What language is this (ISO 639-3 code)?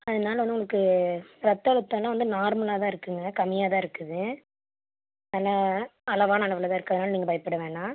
tam